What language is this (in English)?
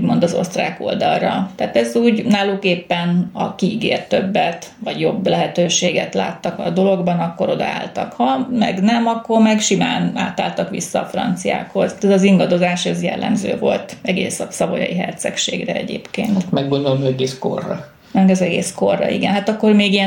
Hungarian